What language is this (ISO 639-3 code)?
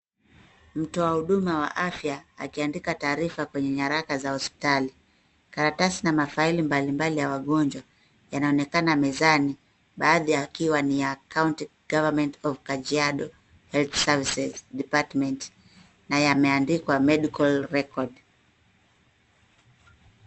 swa